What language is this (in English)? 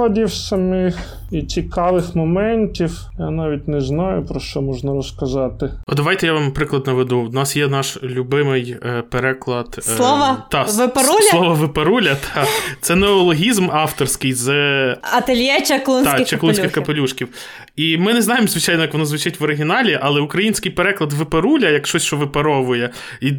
Ukrainian